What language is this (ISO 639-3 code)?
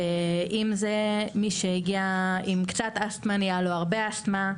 heb